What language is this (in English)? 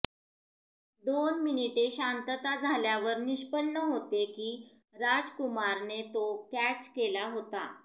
Marathi